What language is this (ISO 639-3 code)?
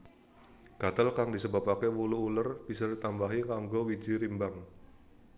jav